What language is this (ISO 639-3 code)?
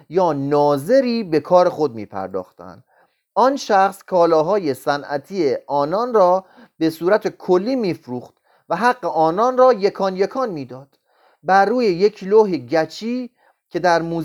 fas